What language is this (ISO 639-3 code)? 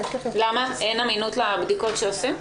heb